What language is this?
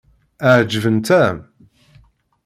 Kabyle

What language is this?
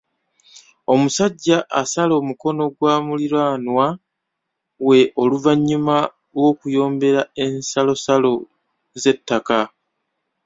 Ganda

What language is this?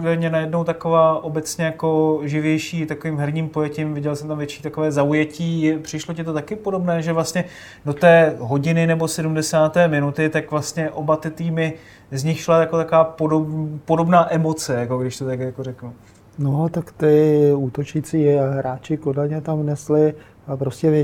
Czech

